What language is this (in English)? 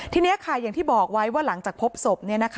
Thai